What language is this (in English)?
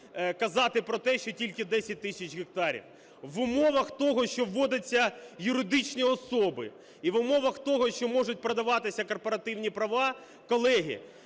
Ukrainian